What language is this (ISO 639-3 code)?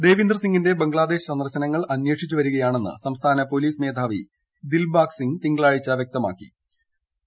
mal